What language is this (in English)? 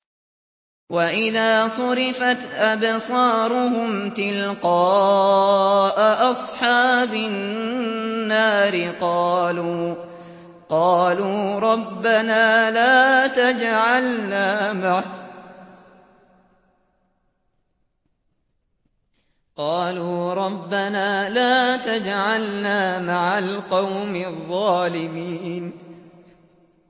Arabic